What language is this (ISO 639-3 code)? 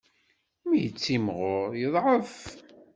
kab